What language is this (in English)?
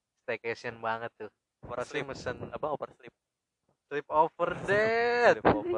Indonesian